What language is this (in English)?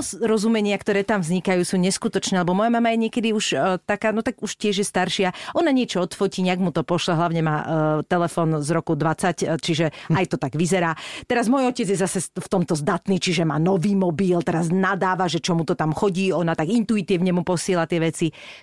Slovak